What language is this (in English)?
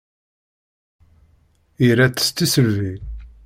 Kabyle